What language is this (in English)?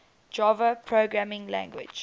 English